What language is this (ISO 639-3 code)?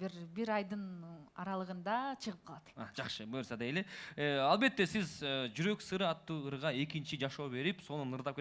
tur